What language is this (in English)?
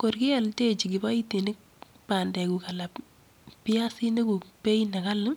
Kalenjin